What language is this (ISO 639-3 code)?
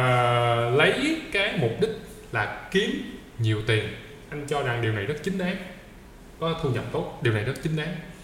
vie